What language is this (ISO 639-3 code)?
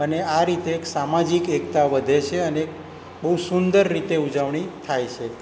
guj